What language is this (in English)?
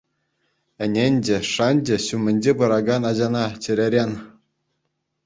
Chuvash